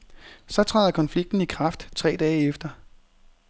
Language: Danish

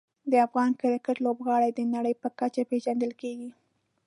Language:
Pashto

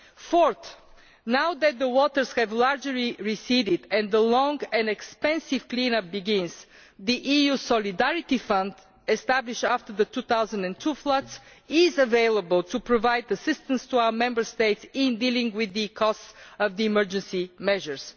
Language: English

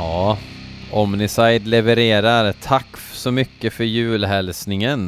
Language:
Swedish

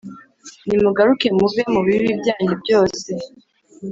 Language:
Kinyarwanda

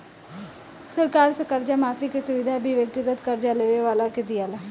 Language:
Bhojpuri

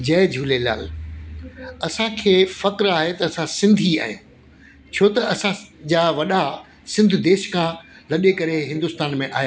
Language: Sindhi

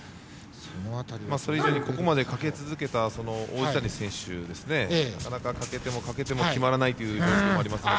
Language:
Japanese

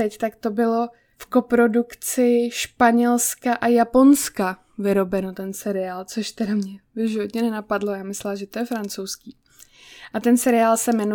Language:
Czech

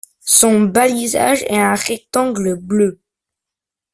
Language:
French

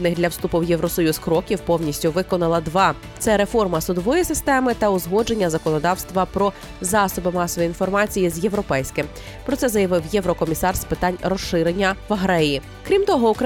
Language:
Ukrainian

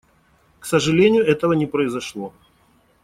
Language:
Russian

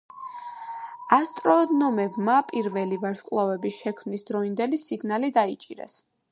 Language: Georgian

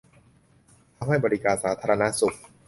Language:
Thai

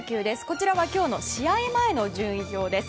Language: Japanese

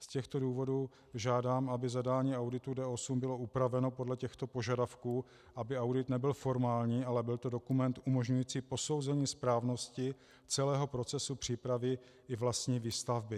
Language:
Czech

